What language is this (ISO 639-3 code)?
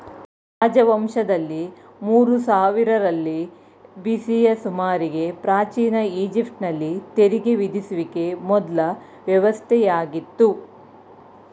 kan